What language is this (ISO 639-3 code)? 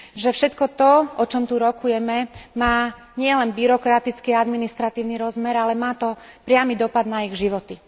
slk